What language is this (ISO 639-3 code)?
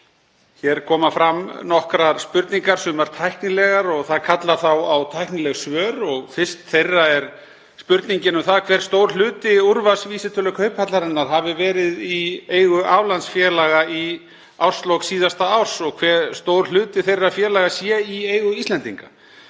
isl